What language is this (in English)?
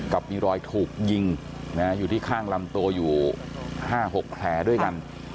Thai